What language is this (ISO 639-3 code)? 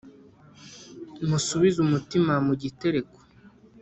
kin